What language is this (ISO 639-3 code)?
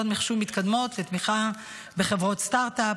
heb